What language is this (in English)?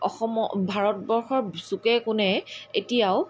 Assamese